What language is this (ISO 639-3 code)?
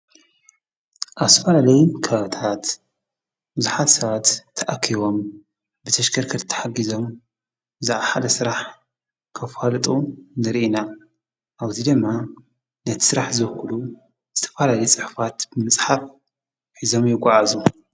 tir